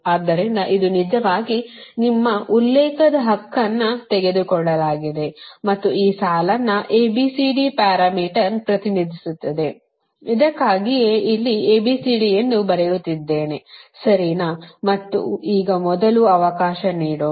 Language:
Kannada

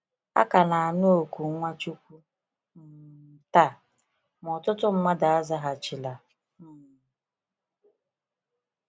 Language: Igbo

